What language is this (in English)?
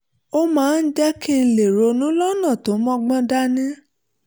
Yoruba